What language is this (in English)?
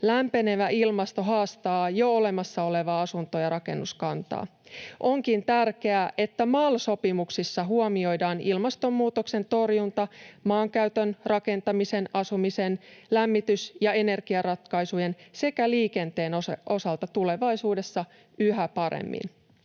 Finnish